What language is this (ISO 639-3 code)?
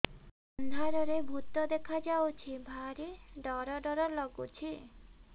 ori